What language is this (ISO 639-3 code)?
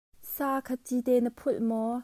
cnh